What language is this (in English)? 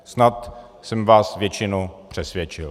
Czech